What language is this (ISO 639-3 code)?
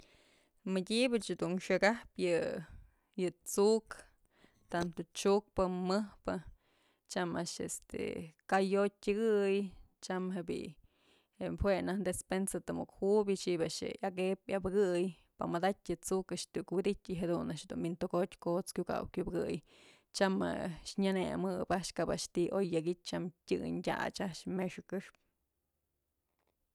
mzl